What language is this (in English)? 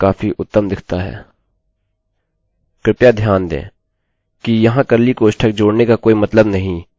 Hindi